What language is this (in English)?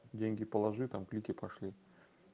Russian